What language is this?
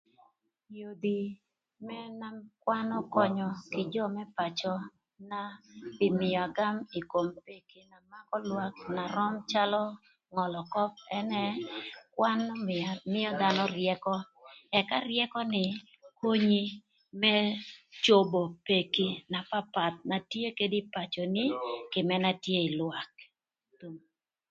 Thur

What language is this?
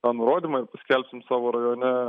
Lithuanian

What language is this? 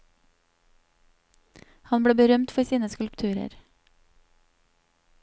Norwegian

